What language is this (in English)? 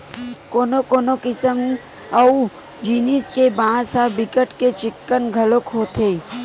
Chhattisgarhi